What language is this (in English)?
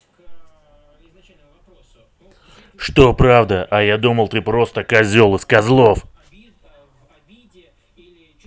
Russian